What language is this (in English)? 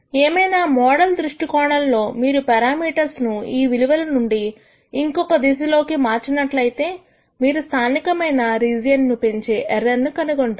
Telugu